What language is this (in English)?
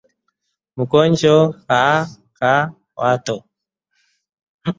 Swahili